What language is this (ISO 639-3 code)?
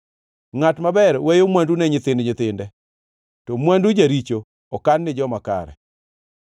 luo